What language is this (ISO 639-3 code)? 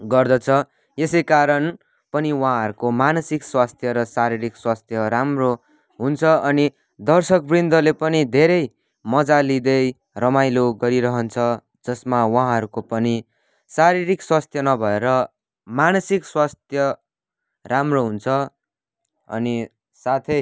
nep